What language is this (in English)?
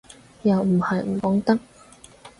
Cantonese